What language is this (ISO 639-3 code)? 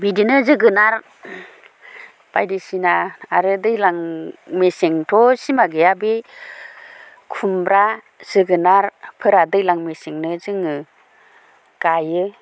brx